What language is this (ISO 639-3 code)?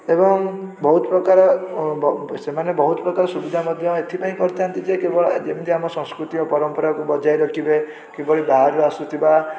ori